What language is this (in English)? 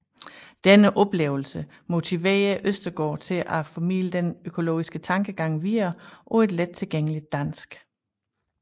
Danish